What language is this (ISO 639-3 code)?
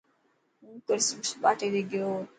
mki